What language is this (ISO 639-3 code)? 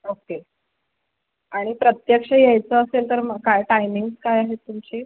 mar